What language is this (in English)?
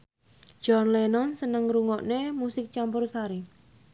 Javanese